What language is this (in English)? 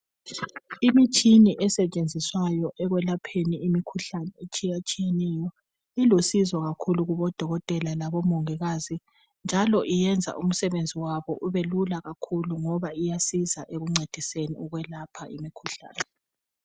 North Ndebele